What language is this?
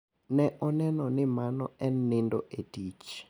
Luo (Kenya and Tanzania)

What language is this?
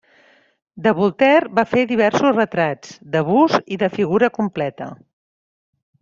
Catalan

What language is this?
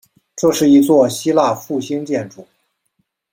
Chinese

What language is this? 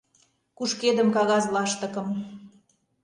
Mari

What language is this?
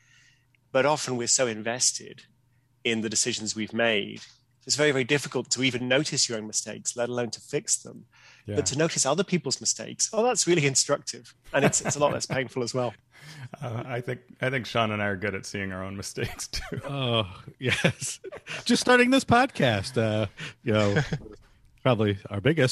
English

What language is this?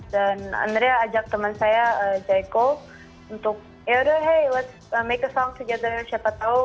Indonesian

